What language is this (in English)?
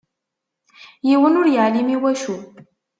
Kabyle